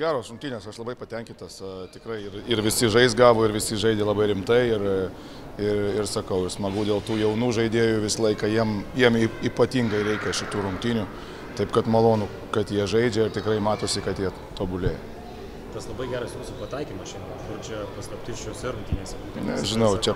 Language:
Lithuanian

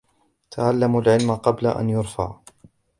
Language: Arabic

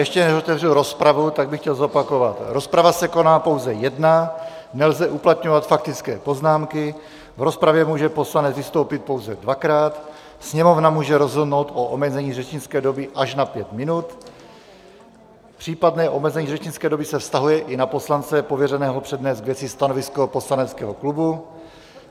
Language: Czech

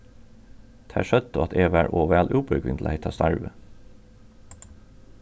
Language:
Faroese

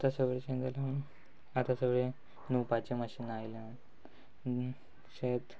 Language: Konkani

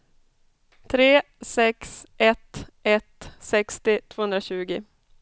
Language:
Swedish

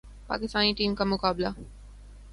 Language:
Urdu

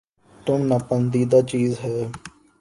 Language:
Urdu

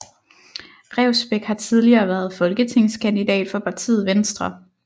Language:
Danish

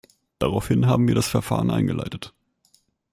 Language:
German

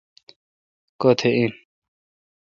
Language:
Kalkoti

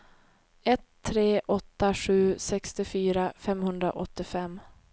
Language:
Swedish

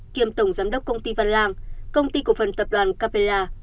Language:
Vietnamese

